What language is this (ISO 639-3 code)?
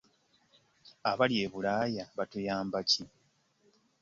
lug